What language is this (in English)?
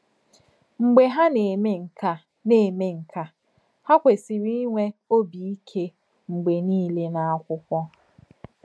Igbo